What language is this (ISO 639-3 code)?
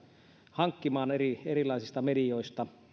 fin